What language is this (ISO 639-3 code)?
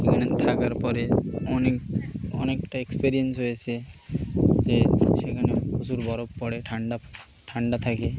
ben